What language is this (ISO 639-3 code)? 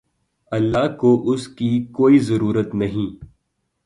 urd